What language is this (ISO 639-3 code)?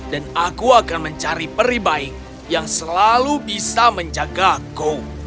ind